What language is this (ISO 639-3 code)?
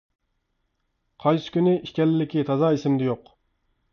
uig